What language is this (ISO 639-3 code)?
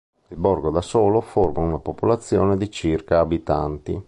ita